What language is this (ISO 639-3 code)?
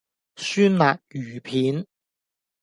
yue